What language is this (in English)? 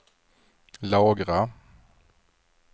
Swedish